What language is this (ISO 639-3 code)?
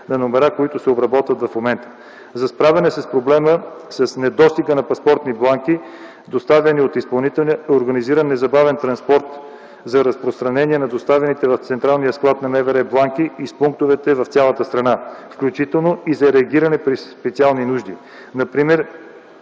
bul